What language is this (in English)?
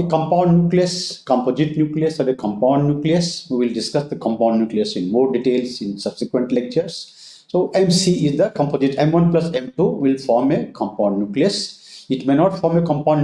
English